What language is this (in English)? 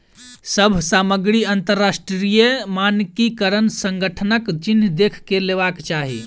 Maithili